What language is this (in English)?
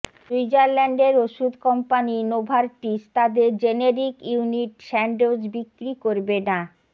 Bangla